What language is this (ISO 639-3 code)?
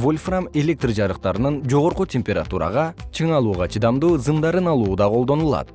kir